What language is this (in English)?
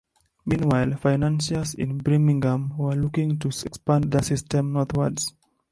English